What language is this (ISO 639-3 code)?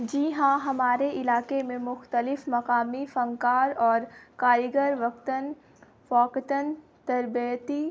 urd